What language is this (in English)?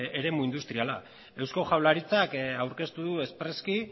Basque